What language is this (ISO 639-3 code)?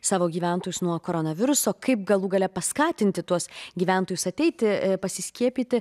lit